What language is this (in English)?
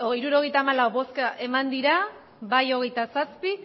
Basque